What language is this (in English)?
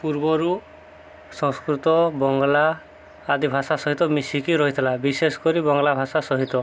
Odia